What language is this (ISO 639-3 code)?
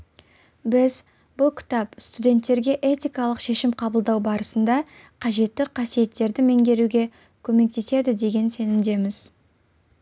kaz